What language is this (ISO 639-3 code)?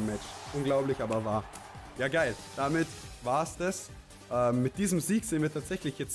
deu